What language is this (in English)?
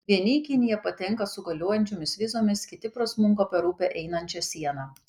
Lithuanian